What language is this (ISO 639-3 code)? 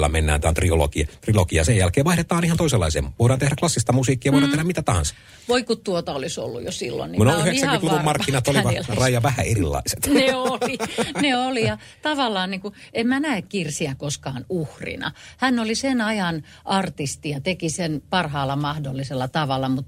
fin